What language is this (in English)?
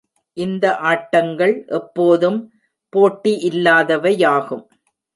Tamil